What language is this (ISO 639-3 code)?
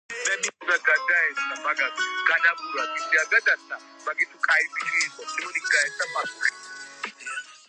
kat